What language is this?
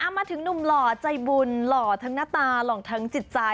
Thai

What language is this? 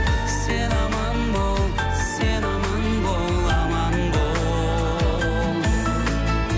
Kazakh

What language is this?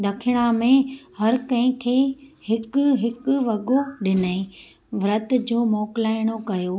Sindhi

